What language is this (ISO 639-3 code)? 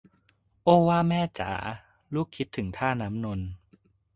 tha